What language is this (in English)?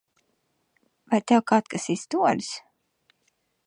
Latvian